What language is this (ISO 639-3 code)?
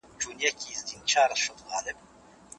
pus